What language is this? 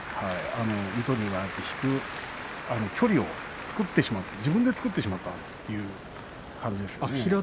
Japanese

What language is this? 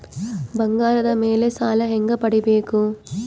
Kannada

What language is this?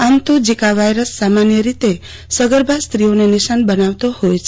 Gujarati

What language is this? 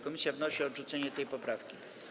Polish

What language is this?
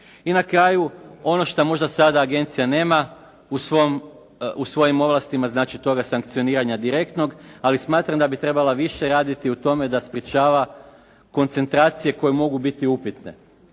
Croatian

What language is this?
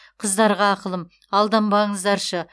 Kazakh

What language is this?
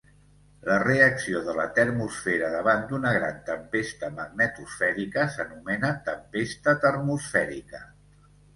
Catalan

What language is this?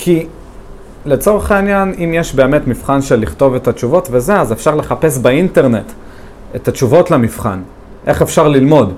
Hebrew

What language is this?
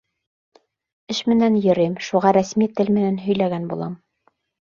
Bashkir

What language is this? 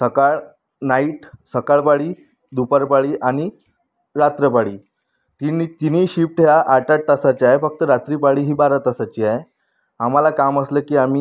Marathi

